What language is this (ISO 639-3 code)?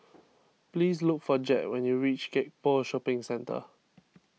eng